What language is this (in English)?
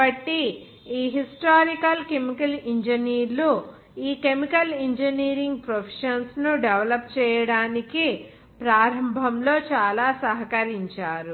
Telugu